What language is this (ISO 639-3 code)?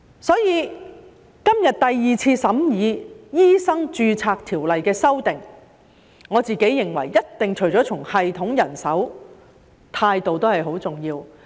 yue